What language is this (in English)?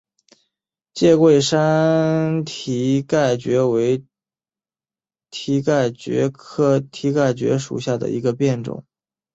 Chinese